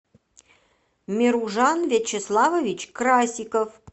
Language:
Russian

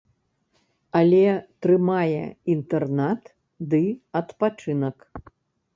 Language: Belarusian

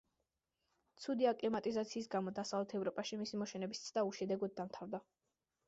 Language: Georgian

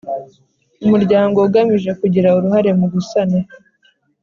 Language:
Kinyarwanda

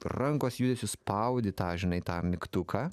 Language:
Lithuanian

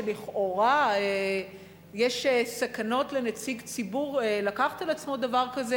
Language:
Hebrew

